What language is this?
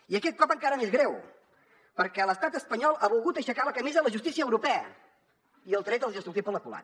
Catalan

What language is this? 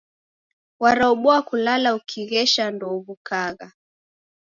Taita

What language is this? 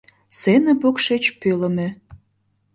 Mari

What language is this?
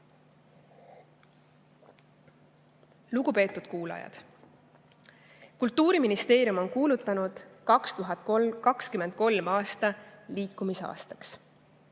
Estonian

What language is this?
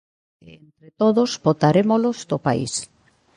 Galician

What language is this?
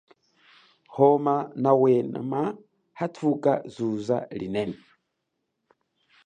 Chokwe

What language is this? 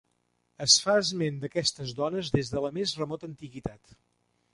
Catalan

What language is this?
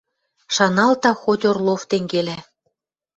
Western Mari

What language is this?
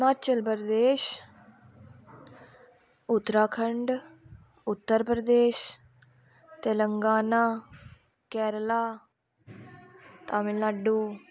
Dogri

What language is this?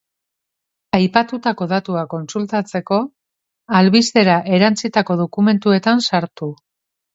Basque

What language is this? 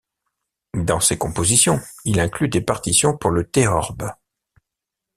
French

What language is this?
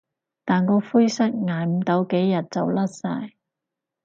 Cantonese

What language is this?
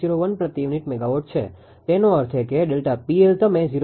Gujarati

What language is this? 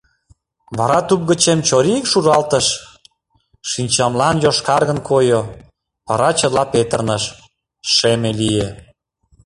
Mari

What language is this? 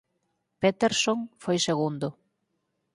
Galician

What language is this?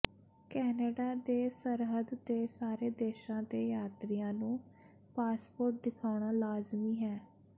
Punjabi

